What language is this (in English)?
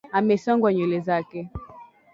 Swahili